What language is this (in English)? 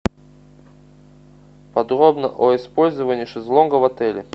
Russian